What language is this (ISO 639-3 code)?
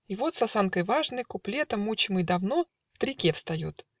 rus